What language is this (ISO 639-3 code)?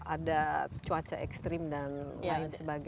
ind